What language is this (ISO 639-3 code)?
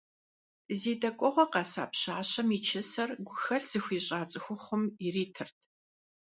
kbd